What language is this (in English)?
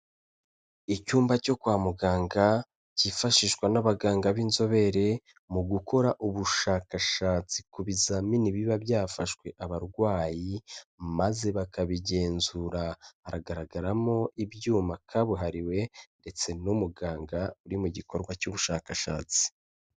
Kinyarwanda